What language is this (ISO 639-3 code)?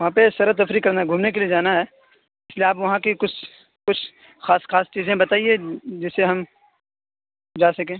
urd